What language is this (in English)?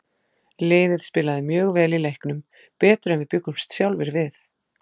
Icelandic